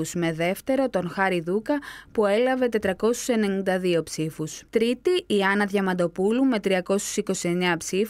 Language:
Greek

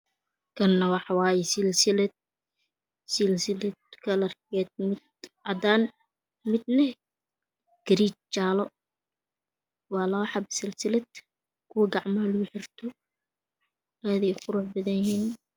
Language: Somali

